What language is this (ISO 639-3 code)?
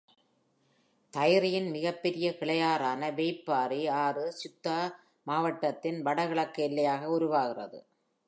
tam